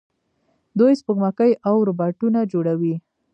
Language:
Pashto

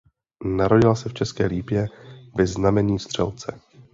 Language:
Czech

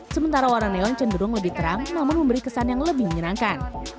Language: Indonesian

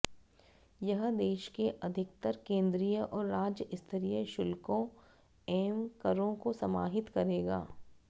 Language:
Hindi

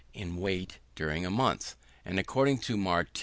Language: English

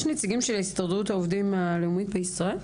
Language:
Hebrew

